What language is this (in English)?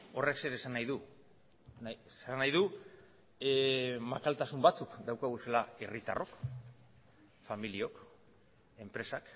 Basque